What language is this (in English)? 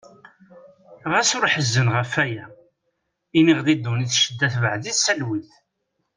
Kabyle